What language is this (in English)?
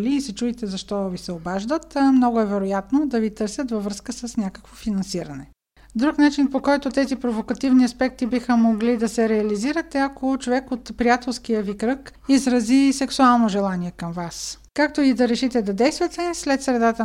Bulgarian